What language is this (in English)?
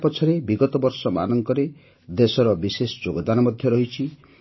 Odia